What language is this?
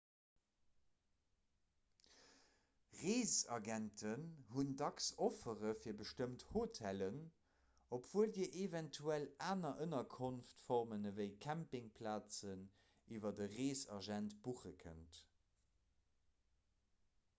Luxembourgish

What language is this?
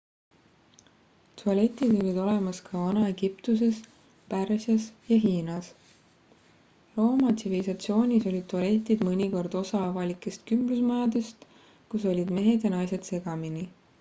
Estonian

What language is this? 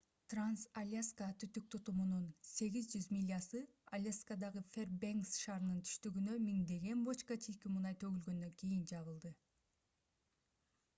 Kyrgyz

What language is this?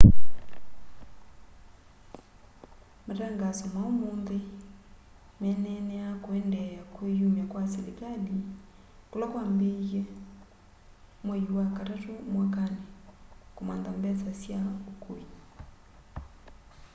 Kamba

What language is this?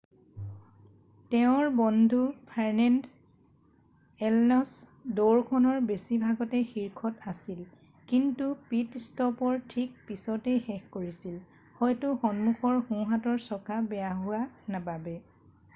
Assamese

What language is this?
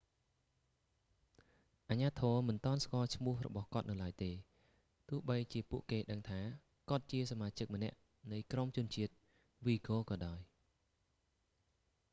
Khmer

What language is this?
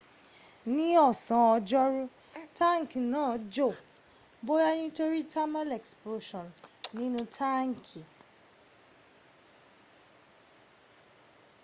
Yoruba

